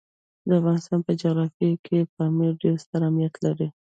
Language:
Pashto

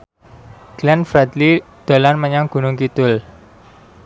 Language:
Javanese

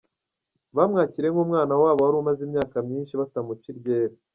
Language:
Kinyarwanda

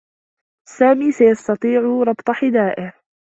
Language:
Arabic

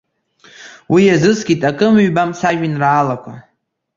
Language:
Abkhazian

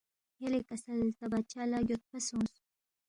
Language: Balti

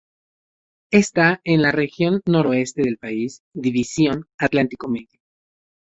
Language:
Spanish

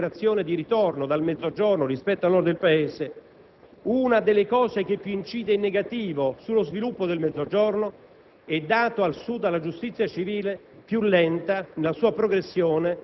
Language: Italian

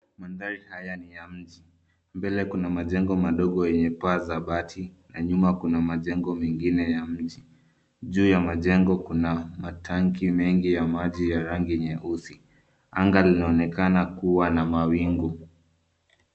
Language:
Swahili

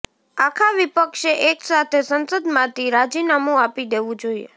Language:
Gujarati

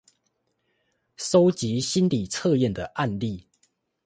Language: Chinese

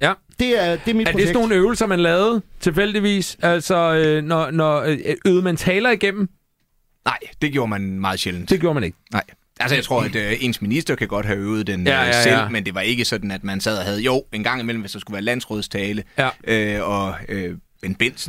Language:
Danish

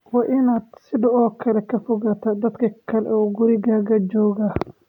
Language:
Somali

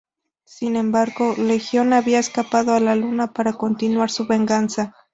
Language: Spanish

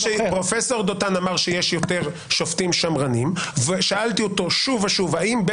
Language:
Hebrew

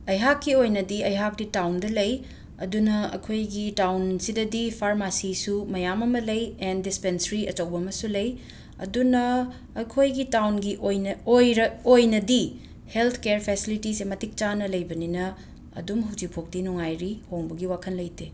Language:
Manipuri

